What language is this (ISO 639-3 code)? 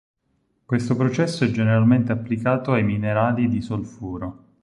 ita